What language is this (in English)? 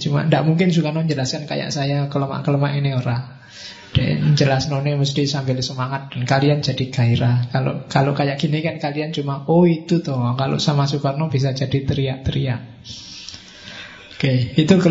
Indonesian